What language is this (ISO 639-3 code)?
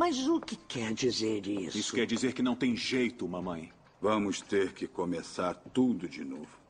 por